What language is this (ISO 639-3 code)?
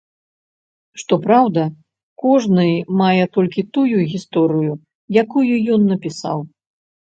bel